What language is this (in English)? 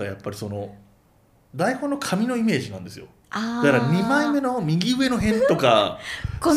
Japanese